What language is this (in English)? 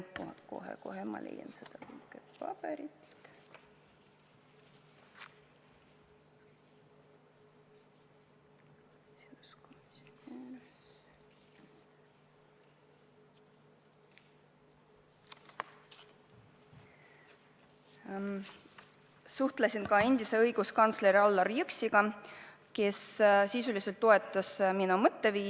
Estonian